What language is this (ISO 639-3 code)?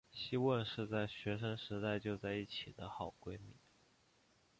zho